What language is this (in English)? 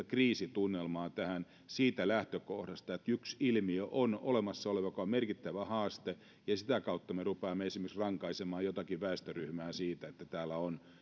Finnish